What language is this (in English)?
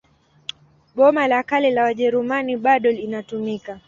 Swahili